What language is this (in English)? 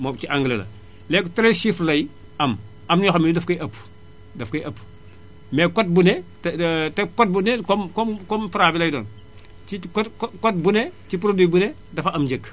Wolof